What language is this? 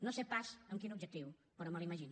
Catalan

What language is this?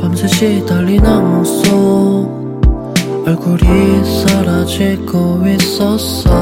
Korean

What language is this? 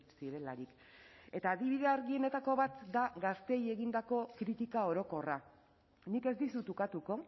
Basque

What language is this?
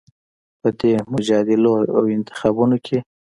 Pashto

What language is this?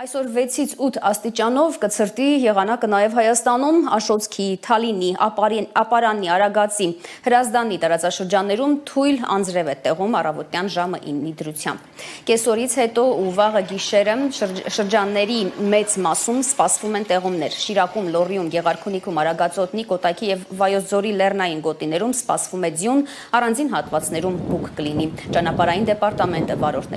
Romanian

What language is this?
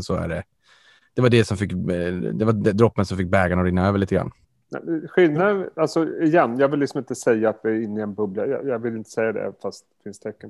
Swedish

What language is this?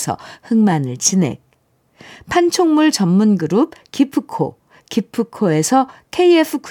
Korean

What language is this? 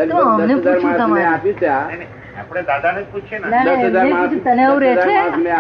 Gujarati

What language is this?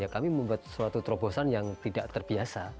Indonesian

